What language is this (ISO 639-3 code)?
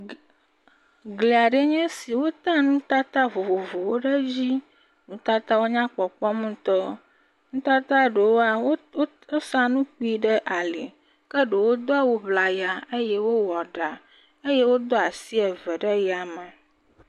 ewe